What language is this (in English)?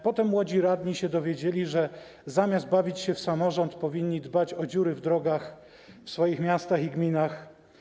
Polish